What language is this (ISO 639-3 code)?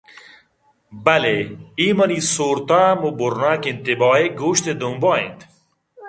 bgp